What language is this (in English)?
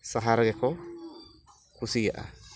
Santali